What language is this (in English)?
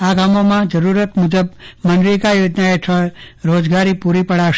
Gujarati